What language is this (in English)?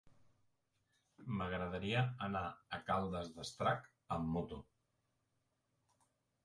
Catalan